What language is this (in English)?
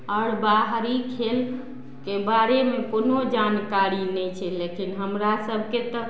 Maithili